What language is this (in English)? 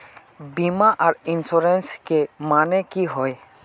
Magahi